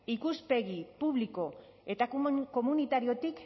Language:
Basque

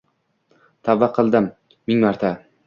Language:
Uzbek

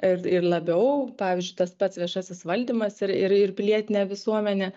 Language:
Lithuanian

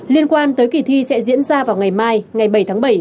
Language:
Vietnamese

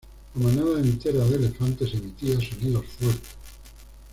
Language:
Spanish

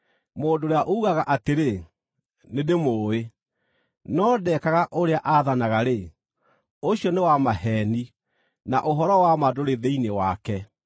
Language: Kikuyu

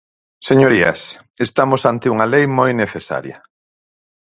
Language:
Galician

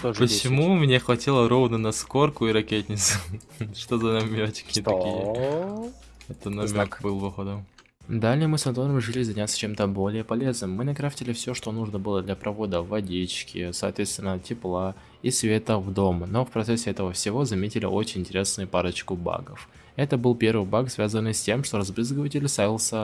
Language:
Russian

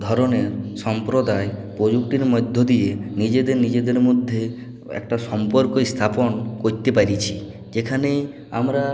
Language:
Bangla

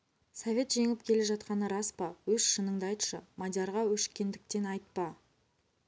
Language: Kazakh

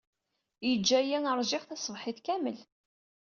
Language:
Kabyle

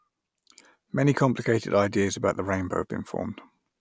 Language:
English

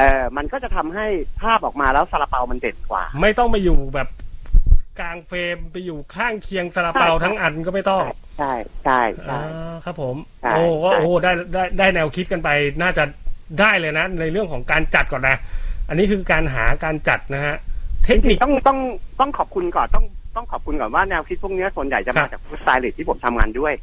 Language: Thai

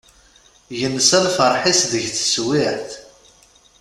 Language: Kabyle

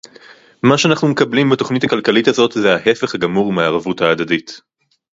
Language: Hebrew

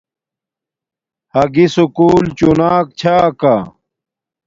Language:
Domaaki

